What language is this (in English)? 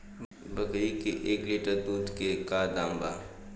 Bhojpuri